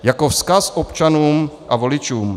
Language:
Czech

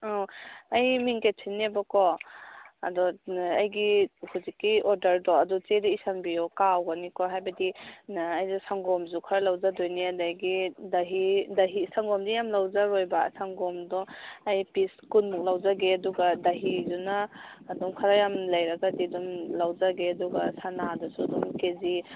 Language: Manipuri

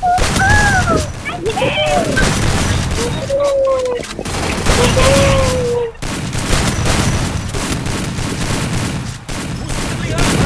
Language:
Indonesian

